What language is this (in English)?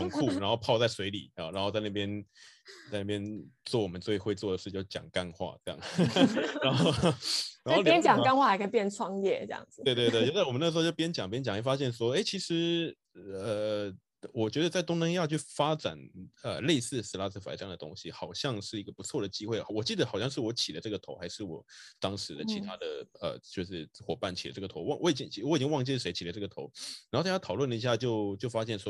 Chinese